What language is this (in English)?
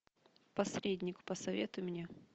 Russian